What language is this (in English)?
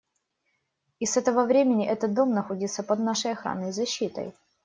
Russian